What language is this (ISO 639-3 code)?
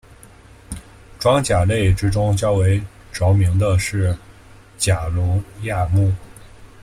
zho